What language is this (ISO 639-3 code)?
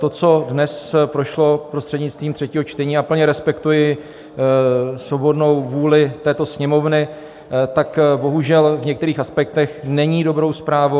ces